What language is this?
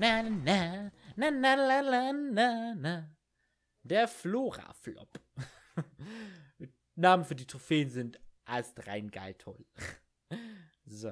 German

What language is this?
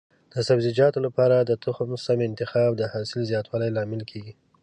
Pashto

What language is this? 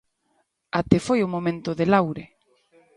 Galician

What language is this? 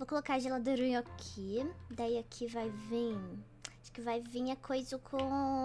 Portuguese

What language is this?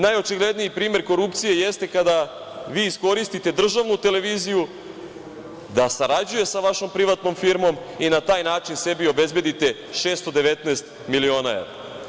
Serbian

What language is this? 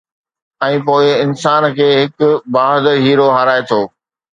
Sindhi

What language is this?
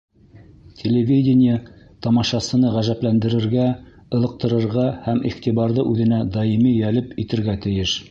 Bashkir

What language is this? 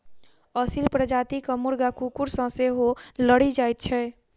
Maithili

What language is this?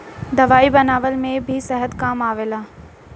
Bhojpuri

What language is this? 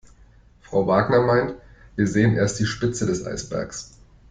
German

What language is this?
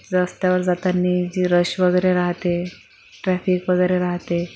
Marathi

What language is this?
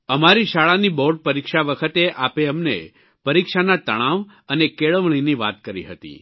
Gujarati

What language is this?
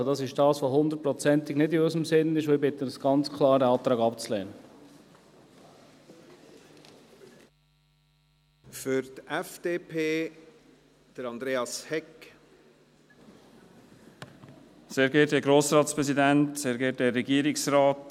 Swiss German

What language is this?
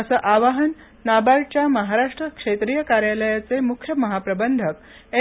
Marathi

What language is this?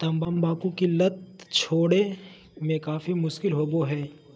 Magahi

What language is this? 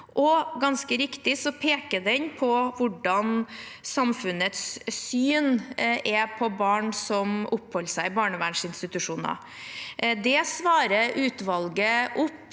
Norwegian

